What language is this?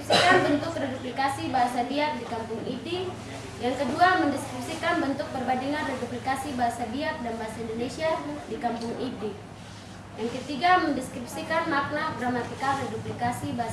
Indonesian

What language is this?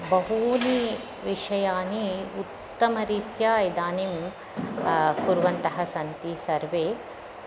Sanskrit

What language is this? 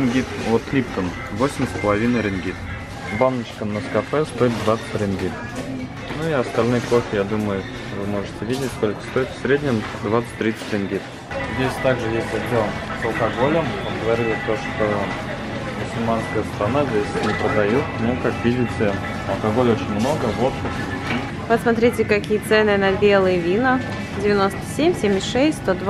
Russian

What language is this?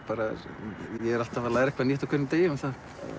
Icelandic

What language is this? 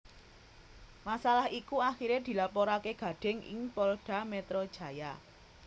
Javanese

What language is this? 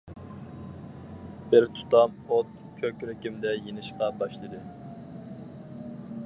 Uyghur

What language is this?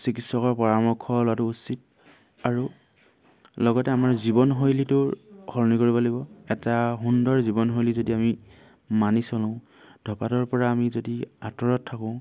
Assamese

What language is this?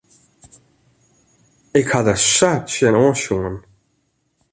Western Frisian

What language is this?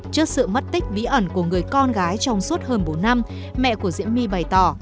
Vietnamese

